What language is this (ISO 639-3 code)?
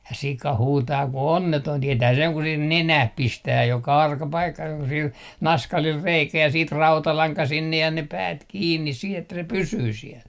fin